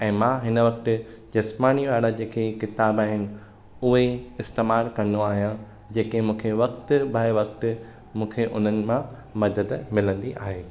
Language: Sindhi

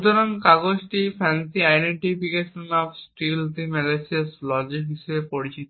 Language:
Bangla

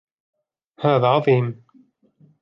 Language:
Arabic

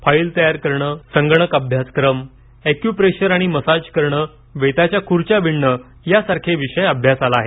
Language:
Marathi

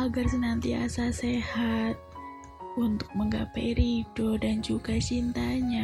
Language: Indonesian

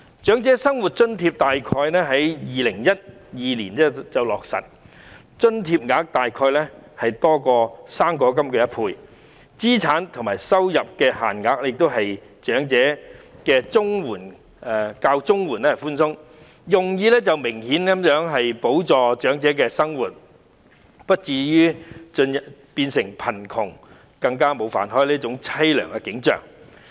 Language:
Cantonese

